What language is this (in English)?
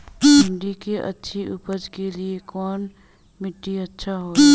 Bhojpuri